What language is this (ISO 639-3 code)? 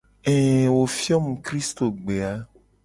gej